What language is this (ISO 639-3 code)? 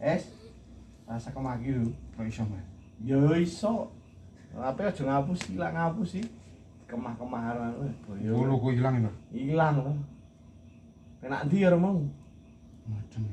ind